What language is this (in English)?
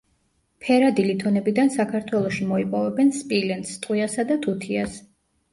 Georgian